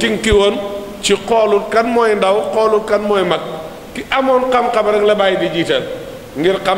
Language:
Arabic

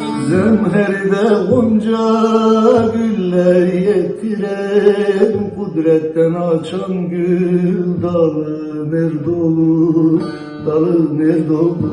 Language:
Turkish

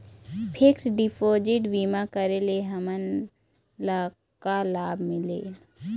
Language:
Chhattisgarhi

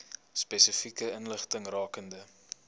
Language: Afrikaans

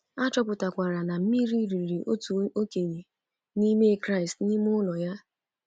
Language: Igbo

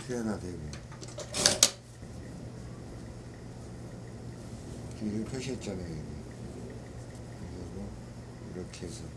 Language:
Korean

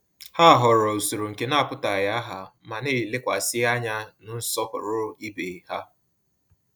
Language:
Igbo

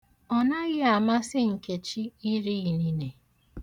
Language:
Igbo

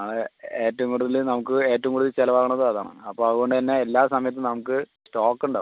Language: Malayalam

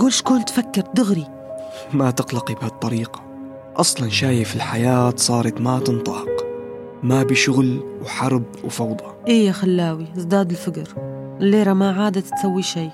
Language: Arabic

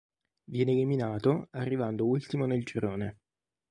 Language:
Italian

